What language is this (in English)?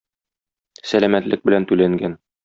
Tatar